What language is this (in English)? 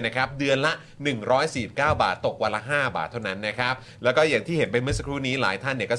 Thai